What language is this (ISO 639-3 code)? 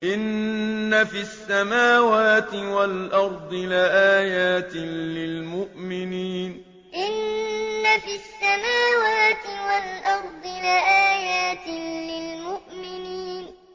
ara